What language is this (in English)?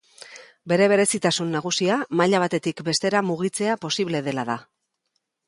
Basque